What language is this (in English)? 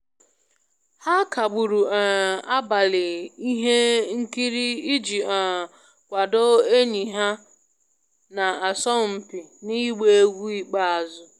Igbo